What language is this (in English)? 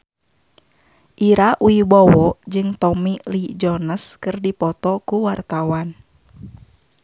Sundanese